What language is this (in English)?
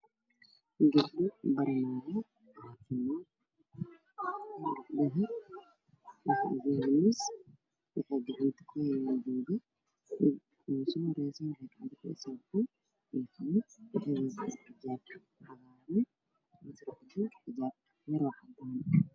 Somali